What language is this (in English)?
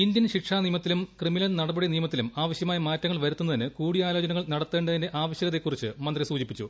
Malayalam